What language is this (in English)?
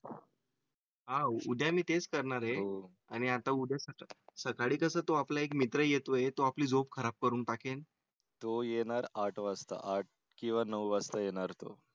Marathi